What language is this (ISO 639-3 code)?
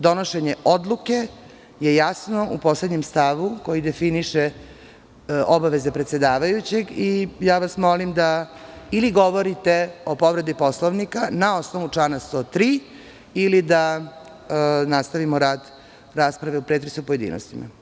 srp